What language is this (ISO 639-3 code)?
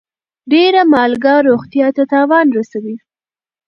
pus